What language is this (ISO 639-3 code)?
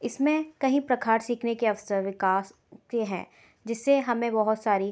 hin